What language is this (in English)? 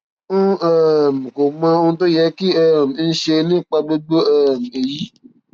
Yoruba